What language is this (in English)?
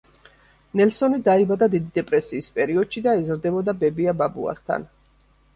Georgian